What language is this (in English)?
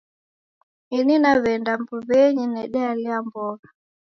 Taita